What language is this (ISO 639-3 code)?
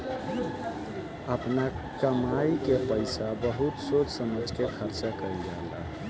bho